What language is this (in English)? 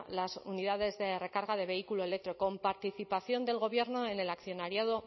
Spanish